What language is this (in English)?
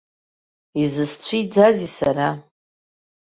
Abkhazian